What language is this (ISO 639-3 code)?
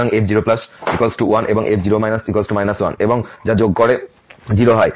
ben